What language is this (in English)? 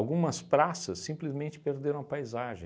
Portuguese